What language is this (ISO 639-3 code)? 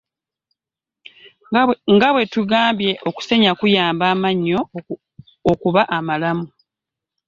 lug